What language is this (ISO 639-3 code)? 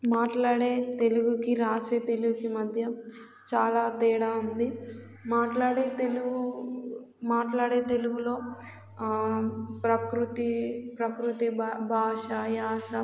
tel